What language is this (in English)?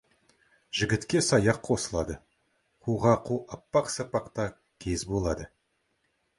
Kazakh